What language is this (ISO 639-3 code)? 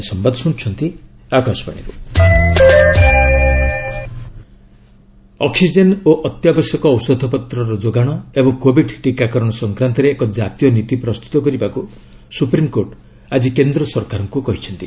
ori